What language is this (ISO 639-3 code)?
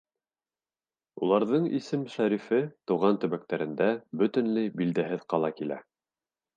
bak